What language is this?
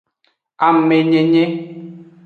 Aja (Benin)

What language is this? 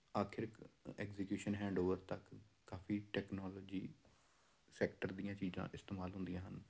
Punjabi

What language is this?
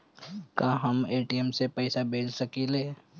Bhojpuri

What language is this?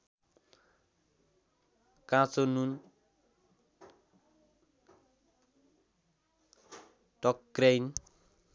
Nepali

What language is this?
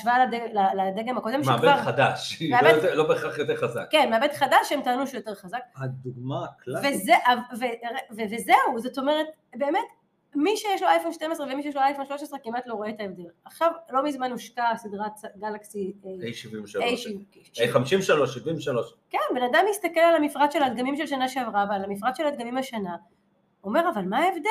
Hebrew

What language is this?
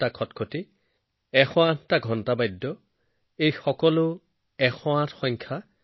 Assamese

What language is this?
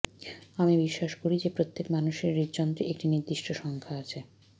Bangla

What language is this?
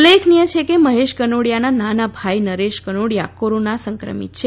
Gujarati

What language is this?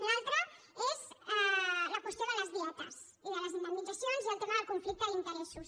Catalan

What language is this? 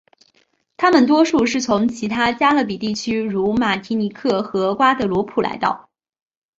Chinese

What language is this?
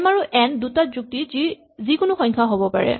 Assamese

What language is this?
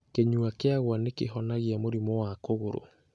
Kikuyu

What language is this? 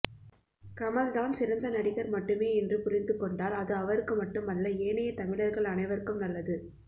Tamil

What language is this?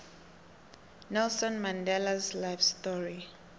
South Ndebele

